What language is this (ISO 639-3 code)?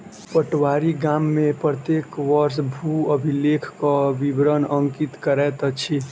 mai